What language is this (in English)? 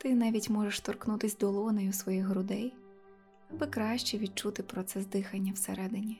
Ukrainian